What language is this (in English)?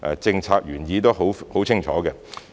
Cantonese